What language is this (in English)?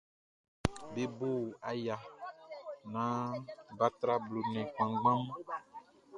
Baoulé